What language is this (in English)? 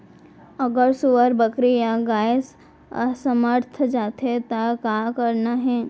Chhattisgarhi